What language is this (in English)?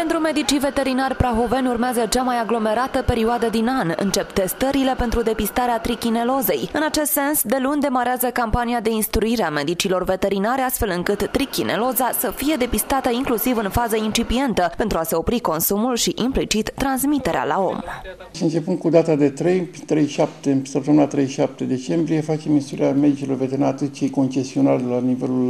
Romanian